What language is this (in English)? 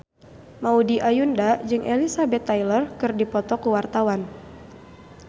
Sundanese